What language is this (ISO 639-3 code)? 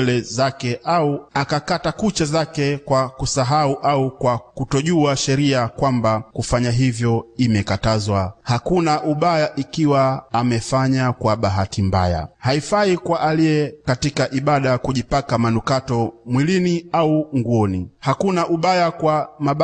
swa